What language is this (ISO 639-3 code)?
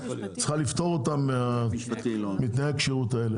heb